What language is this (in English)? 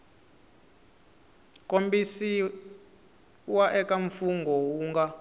Tsonga